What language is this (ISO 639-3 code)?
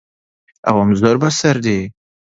ckb